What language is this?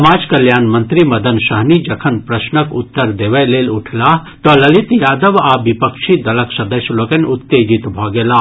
Maithili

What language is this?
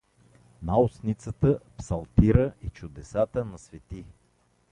Bulgarian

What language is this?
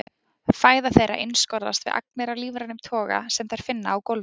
Icelandic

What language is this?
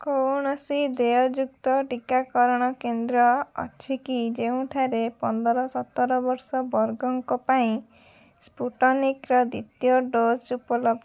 Odia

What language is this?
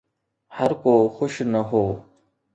Sindhi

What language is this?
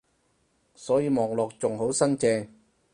Cantonese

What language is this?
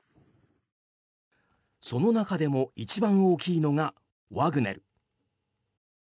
Japanese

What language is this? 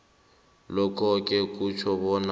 South Ndebele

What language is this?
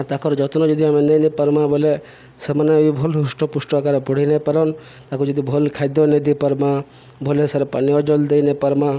Odia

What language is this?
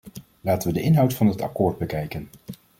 Dutch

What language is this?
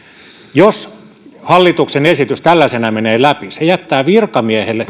Finnish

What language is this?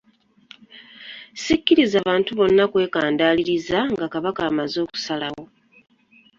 Ganda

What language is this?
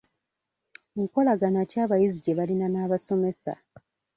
Ganda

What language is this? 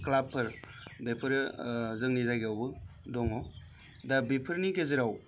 Bodo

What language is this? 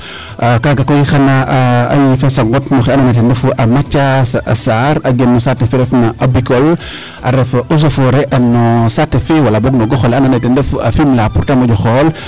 Serer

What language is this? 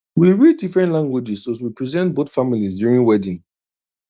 Nigerian Pidgin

